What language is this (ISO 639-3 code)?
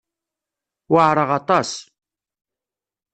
kab